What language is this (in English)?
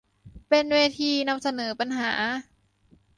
Thai